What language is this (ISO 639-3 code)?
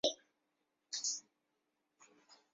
zho